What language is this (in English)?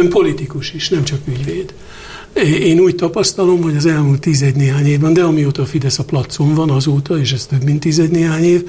Hungarian